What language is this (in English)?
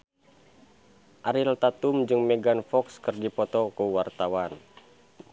Sundanese